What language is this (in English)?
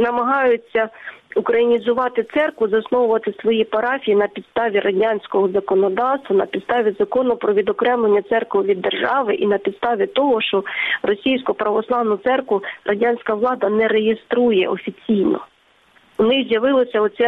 Ukrainian